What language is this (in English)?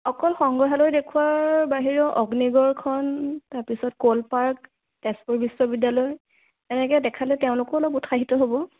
Assamese